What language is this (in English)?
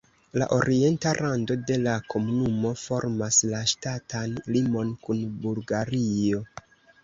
Esperanto